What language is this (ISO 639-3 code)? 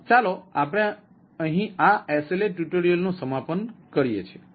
guj